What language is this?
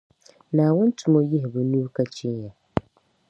Dagbani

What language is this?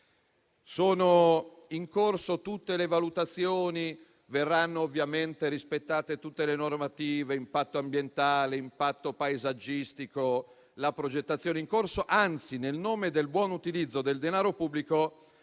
Italian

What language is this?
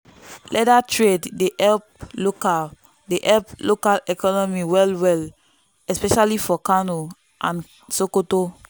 Nigerian Pidgin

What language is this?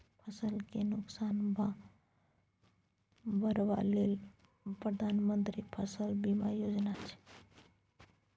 Maithili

